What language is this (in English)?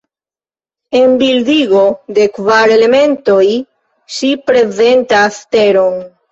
Esperanto